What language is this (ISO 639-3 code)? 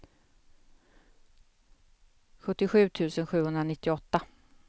swe